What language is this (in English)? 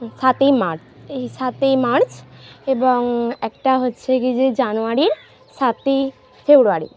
Bangla